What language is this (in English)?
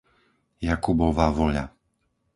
Slovak